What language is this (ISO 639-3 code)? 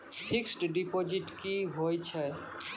mai